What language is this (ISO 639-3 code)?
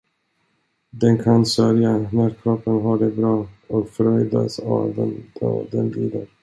swe